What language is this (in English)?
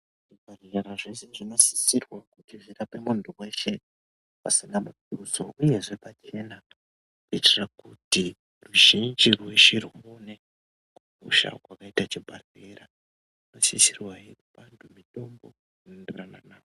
Ndau